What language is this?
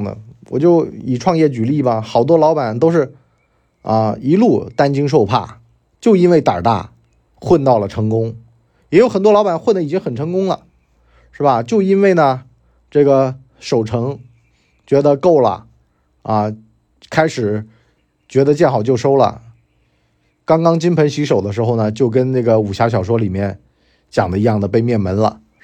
Chinese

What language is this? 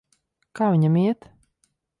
Latvian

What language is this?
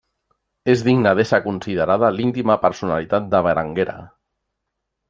Catalan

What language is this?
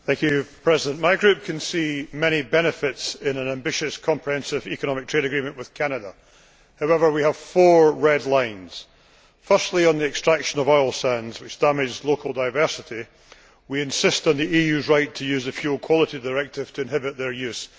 English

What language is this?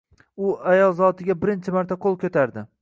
Uzbek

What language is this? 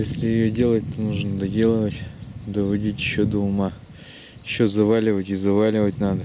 Russian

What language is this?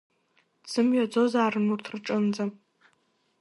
Abkhazian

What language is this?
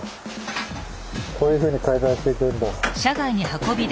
Japanese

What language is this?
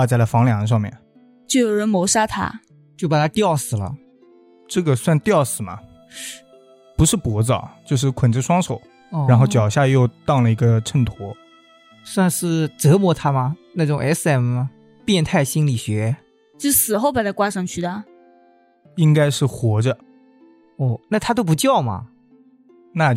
Chinese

